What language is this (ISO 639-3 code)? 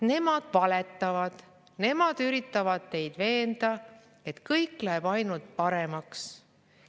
est